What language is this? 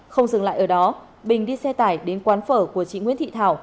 Vietnamese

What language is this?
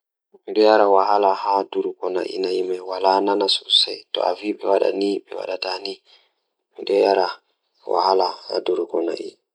Fula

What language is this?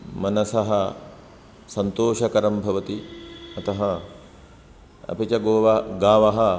Sanskrit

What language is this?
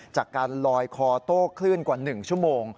Thai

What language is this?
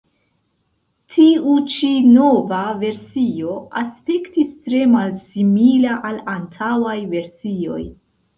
Esperanto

